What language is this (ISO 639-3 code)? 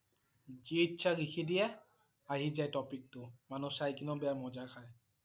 asm